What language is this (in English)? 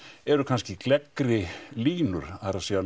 Icelandic